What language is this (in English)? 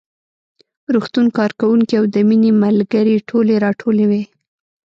Pashto